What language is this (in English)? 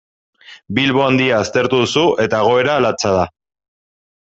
Basque